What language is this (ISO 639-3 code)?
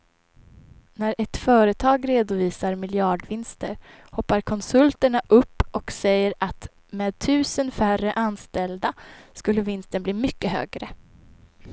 swe